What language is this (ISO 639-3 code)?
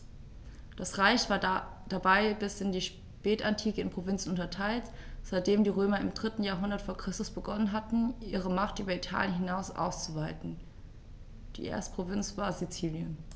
deu